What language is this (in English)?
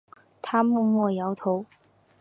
Chinese